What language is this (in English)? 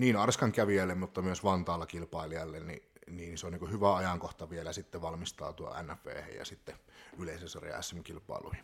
Finnish